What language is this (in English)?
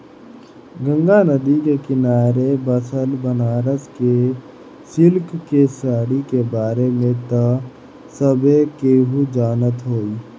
Bhojpuri